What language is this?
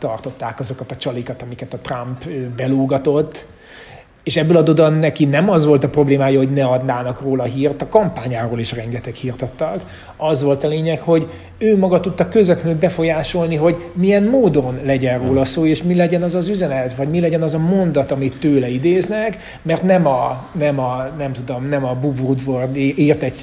Hungarian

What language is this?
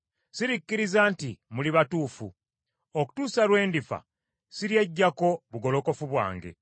Ganda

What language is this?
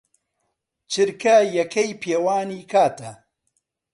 Central Kurdish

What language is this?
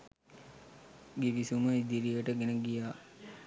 Sinhala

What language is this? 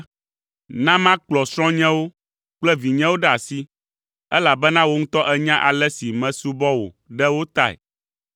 Ewe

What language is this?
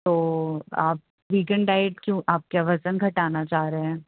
Urdu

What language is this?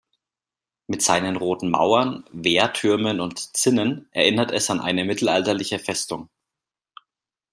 German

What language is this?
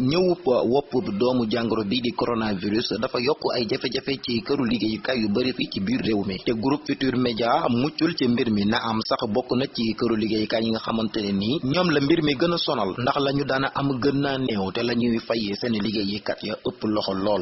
Indonesian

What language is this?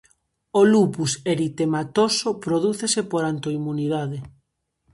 Galician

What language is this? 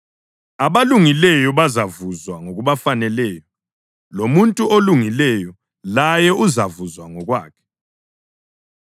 North Ndebele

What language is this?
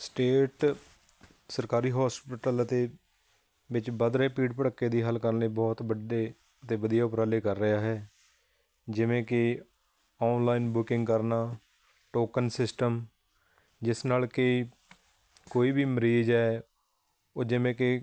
Punjabi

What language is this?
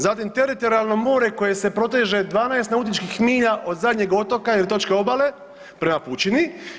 Croatian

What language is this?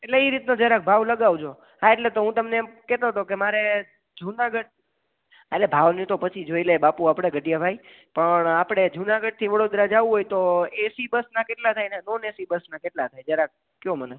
Gujarati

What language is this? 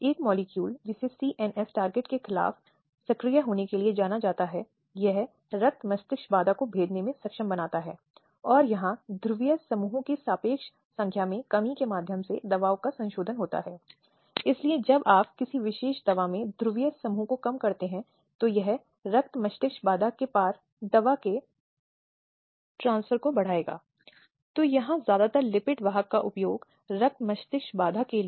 Hindi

